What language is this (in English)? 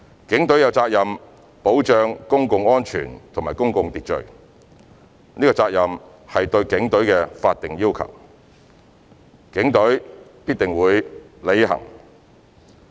Cantonese